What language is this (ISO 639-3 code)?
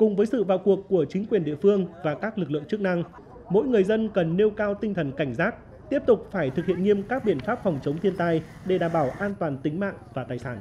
vie